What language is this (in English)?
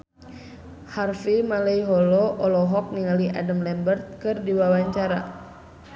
Sundanese